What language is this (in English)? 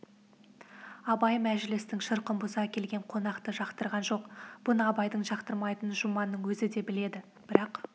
Kazakh